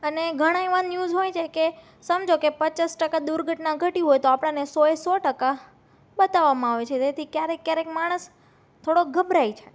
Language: Gujarati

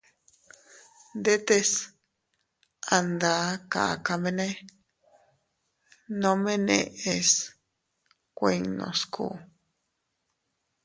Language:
Teutila Cuicatec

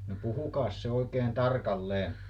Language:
Finnish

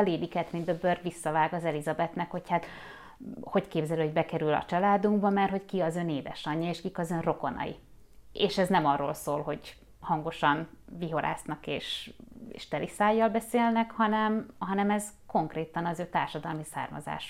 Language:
Hungarian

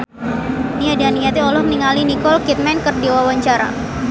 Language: Sundanese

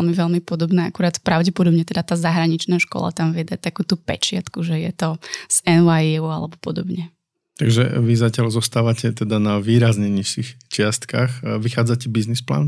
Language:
Slovak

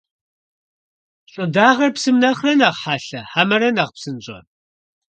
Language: Kabardian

